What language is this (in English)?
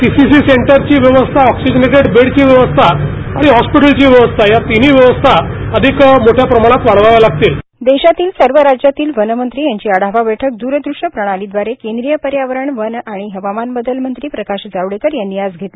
Marathi